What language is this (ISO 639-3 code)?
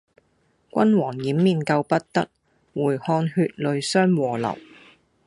yue